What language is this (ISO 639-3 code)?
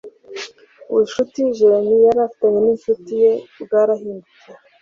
kin